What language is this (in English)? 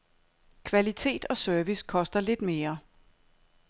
Danish